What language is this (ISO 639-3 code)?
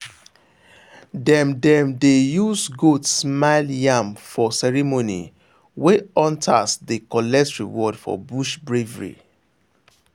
pcm